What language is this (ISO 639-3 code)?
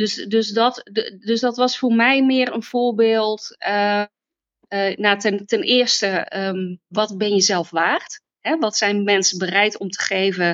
nld